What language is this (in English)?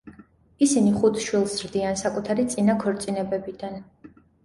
Georgian